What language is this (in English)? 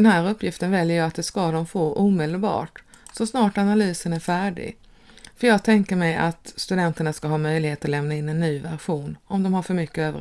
Swedish